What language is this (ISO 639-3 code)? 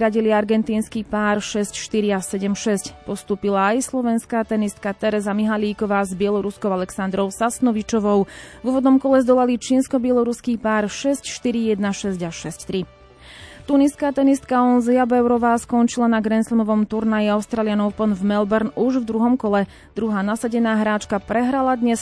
slk